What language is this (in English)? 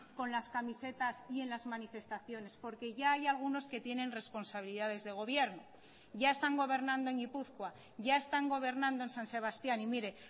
Spanish